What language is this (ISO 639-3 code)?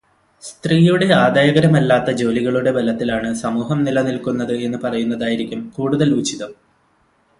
mal